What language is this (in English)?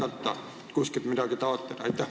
Estonian